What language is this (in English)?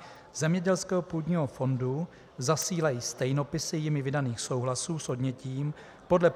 Czech